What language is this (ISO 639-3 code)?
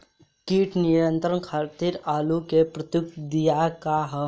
bho